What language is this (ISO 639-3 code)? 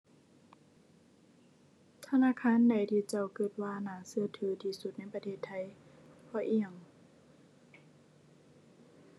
tha